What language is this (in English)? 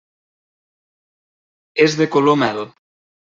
Catalan